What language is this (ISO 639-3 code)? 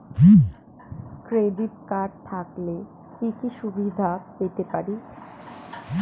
ben